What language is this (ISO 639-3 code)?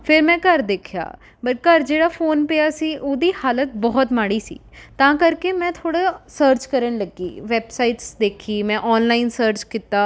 pan